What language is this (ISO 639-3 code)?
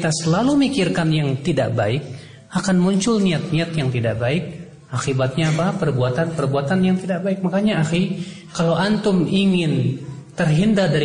ind